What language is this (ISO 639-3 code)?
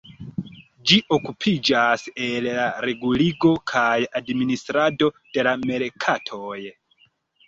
epo